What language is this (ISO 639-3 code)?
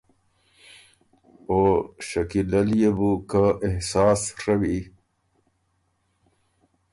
oru